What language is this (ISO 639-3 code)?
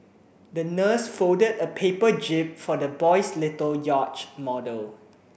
eng